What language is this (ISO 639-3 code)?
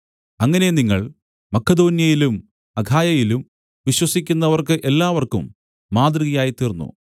mal